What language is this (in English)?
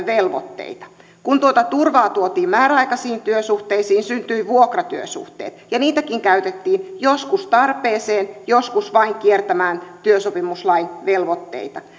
Finnish